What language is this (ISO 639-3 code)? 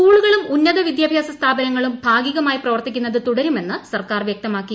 mal